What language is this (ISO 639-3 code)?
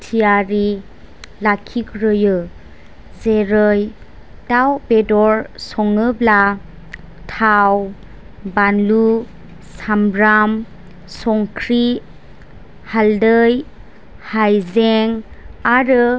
brx